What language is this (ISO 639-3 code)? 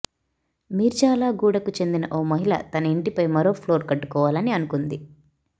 tel